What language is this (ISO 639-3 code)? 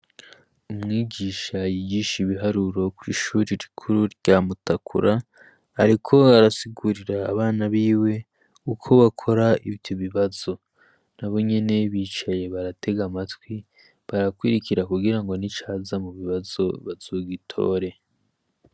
run